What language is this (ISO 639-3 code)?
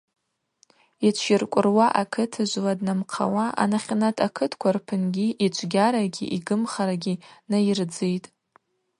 abq